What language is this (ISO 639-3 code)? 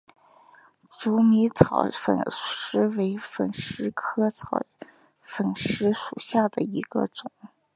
zho